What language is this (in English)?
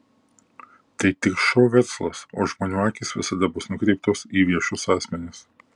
Lithuanian